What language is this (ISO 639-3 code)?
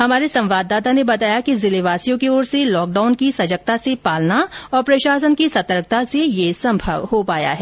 hin